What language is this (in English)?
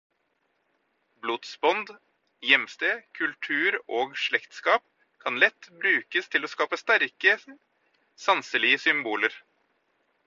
Norwegian Bokmål